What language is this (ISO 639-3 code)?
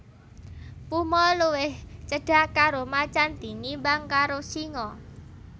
jav